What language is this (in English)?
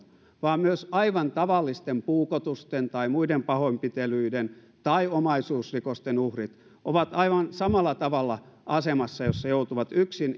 Finnish